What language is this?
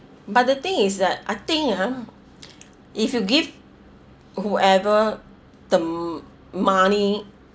English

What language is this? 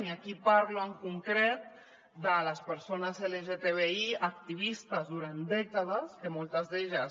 Catalan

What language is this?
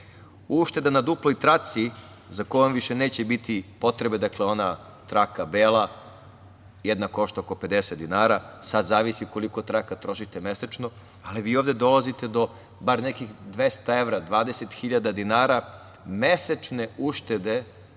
Serbian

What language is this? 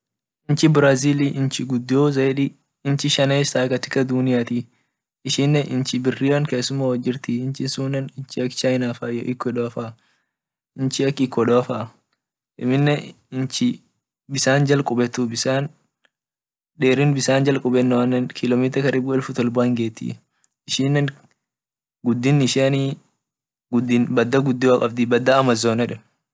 Orma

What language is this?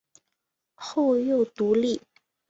Chinese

